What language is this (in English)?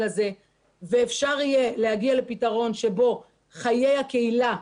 Hebrew